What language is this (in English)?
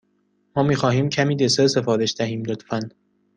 Persian